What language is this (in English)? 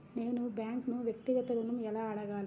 Telugu